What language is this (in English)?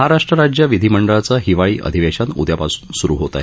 Marathi